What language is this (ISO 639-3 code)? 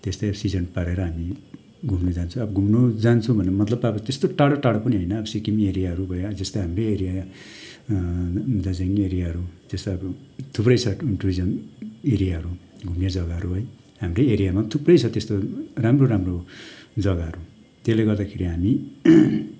nep